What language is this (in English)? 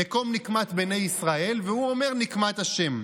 Hebrew